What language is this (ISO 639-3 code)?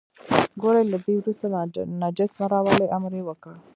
pus